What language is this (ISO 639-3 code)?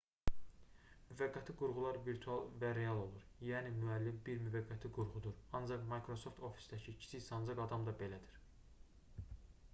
aze